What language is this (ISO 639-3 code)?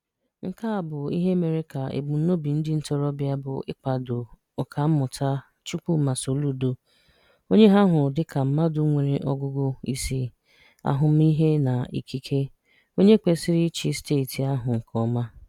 ibo